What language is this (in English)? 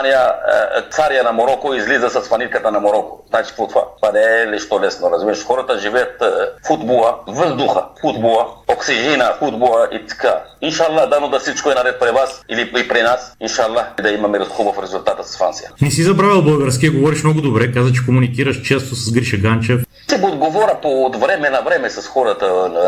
Bulgarian